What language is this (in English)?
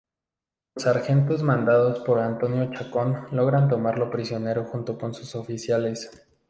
Spanish